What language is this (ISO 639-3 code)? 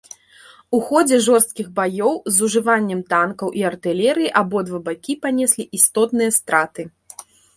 bel